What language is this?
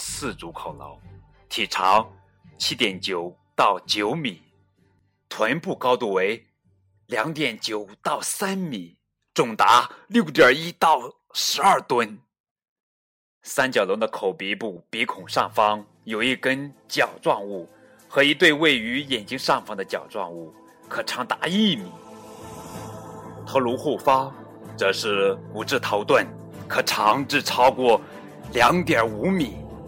Chinese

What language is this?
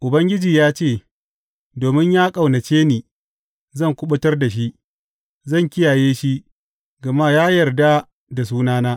Hausa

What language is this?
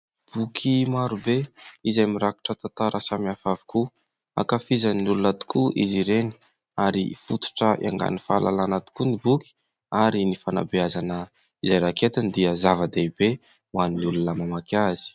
Malagasy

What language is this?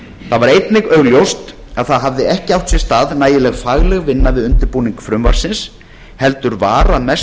Icelandic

